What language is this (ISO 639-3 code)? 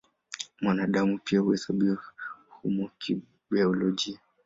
swa